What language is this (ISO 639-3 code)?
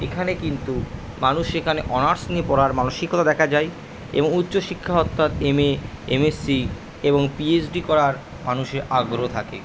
ben